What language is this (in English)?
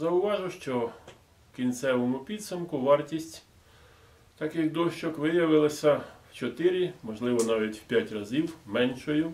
Ukrainian